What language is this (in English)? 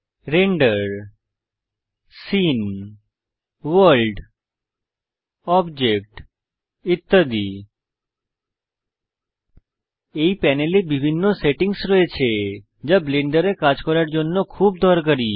Bangla